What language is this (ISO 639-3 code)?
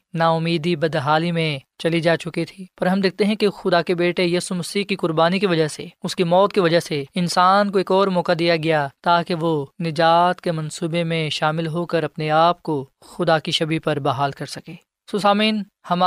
urd